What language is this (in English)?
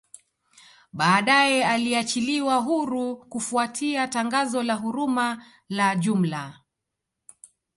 Swahili